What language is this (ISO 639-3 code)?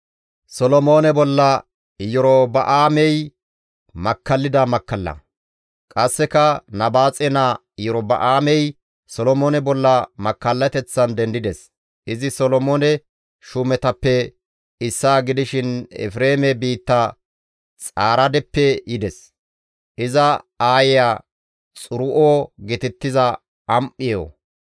gmv